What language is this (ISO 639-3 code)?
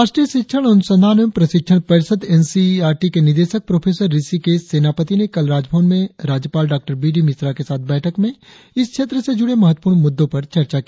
hin